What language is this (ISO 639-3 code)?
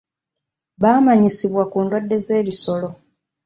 lug